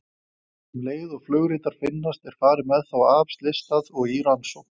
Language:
Icelandic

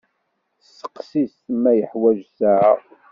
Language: Kabyle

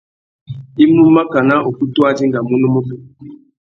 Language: Tuki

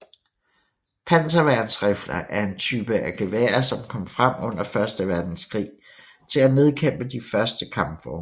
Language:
Danish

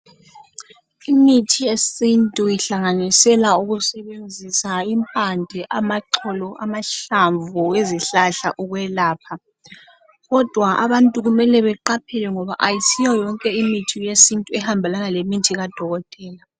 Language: North Ndebele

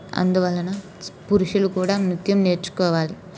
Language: Telugu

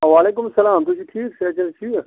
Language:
Kashmiri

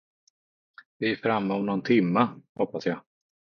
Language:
Swedish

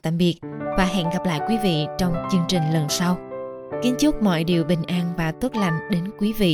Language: Vietnamese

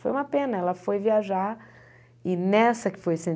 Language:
Portuguese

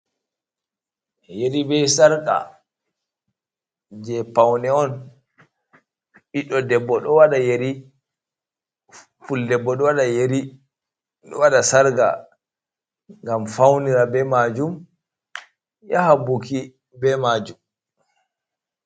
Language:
Fula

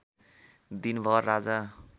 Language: Nepali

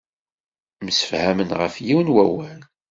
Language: Kabyle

